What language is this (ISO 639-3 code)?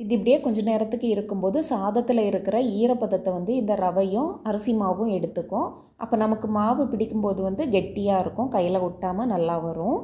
tam